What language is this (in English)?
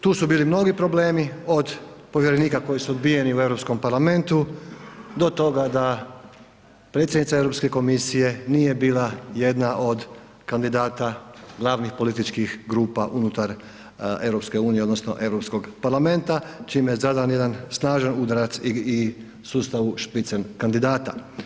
Croatian